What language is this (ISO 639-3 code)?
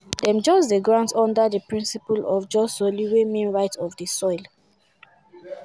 pcm